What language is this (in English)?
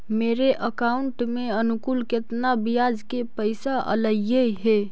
Magahi